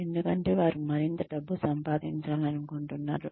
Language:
Telugu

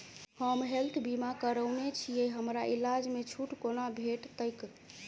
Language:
Maithili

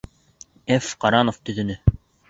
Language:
Bashkir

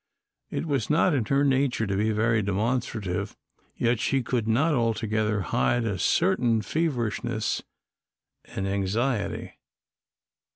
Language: English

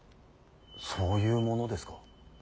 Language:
Japanese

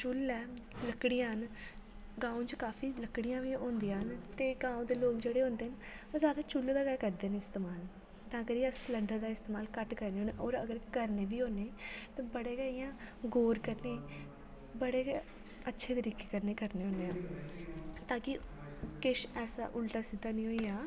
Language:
Dogri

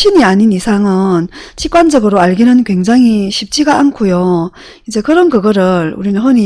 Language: Korean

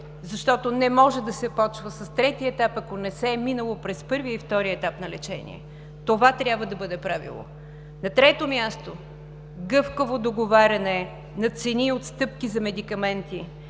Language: Bulgarian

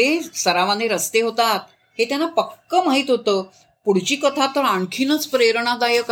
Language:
Marathi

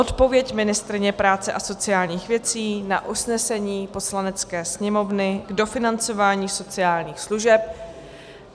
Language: Czech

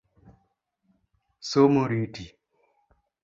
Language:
Luo (Kenya and Tanzania)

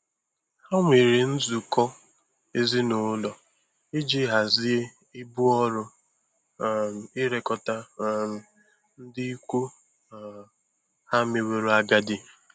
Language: Igbo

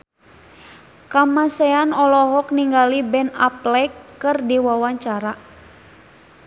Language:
Sundanese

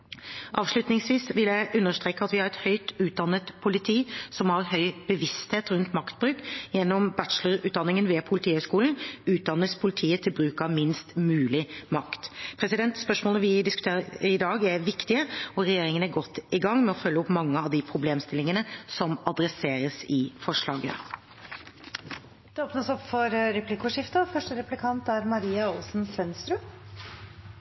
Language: Norwegian Bokmål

